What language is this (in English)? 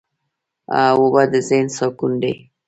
Pashto